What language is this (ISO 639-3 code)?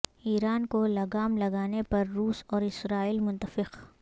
urd